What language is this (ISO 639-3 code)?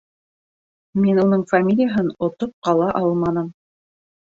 bak